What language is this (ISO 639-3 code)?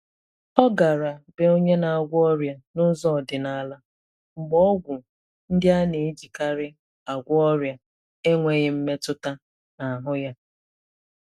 ibo